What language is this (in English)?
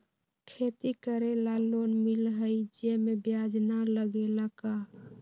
Magahi